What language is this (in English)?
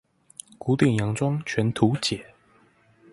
Chinese